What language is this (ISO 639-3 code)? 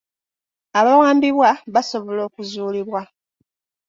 lug